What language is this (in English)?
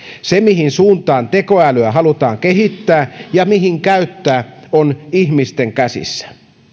Finnish